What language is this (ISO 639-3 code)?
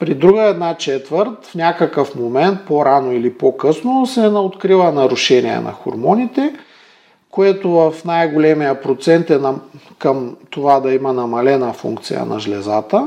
bul